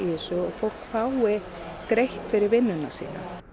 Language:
Icelandic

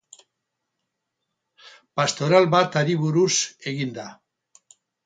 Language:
Basque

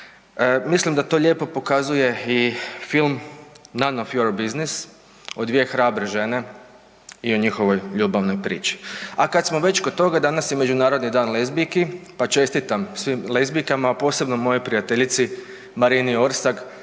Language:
Croatian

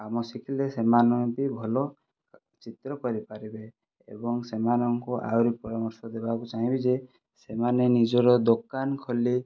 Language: Odia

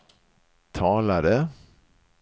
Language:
Swedish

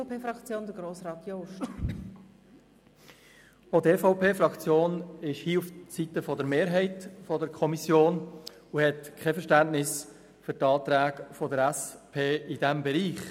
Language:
Swiss German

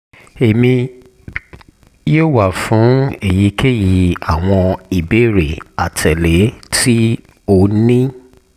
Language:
Yoruba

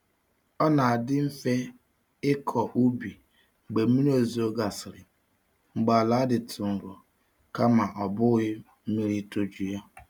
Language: Igbo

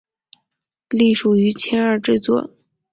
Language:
Chinese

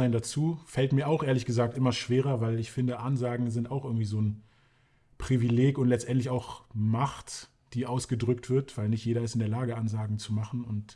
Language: German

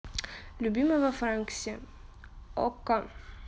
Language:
Russian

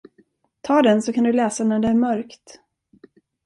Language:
Swedish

